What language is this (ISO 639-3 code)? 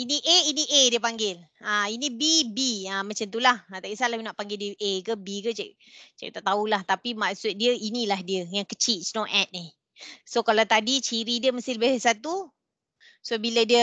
msa